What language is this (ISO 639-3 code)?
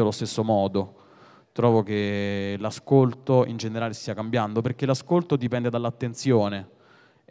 ita